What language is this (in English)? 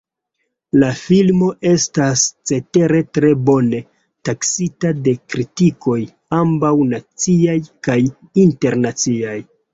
Esperanto